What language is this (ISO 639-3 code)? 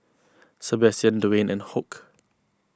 eng